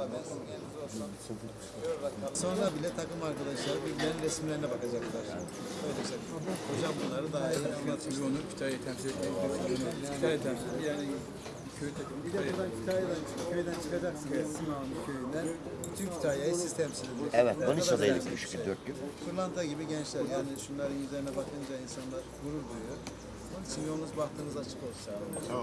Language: Turkish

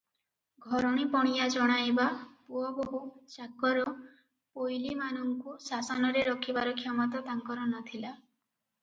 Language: Odia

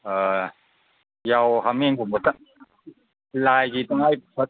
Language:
Manipuri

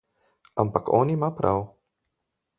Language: Slovenian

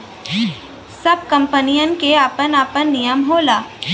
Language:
Bhojpuri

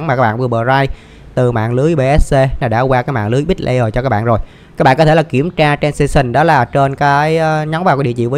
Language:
Vietnamese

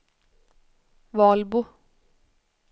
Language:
Swedish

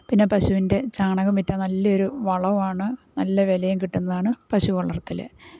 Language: Malayalam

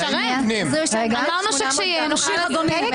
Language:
Hebrew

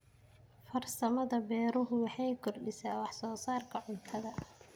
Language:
Somali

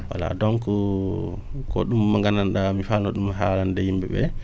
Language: Wolof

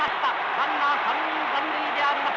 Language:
Japanese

